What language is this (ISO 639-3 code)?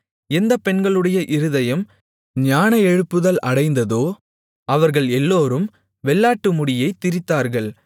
tam